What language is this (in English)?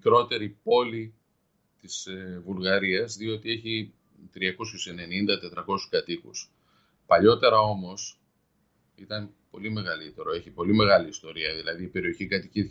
Greek